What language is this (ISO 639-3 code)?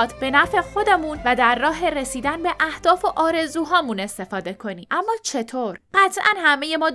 fas